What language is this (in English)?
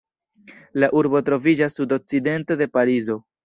Esperanto